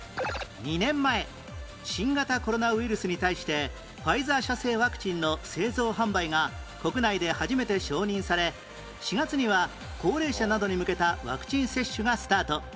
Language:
Japanese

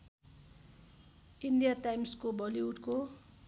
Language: Nepali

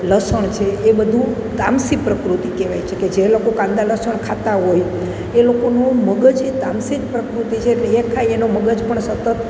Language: Gujarati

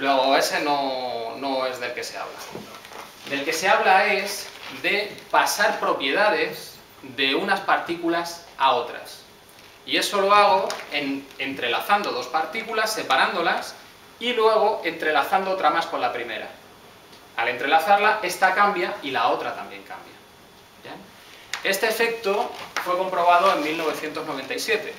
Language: Spanish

